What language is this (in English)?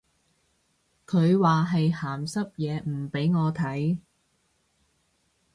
Cantonese